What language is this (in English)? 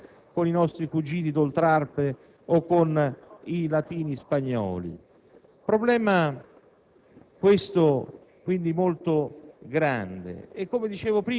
Italian